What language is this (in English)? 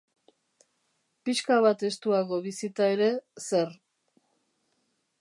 Basque